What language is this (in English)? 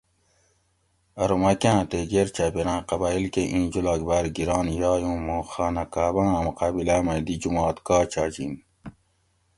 Gawri